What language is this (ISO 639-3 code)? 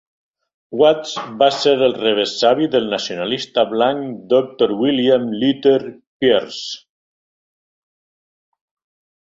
cat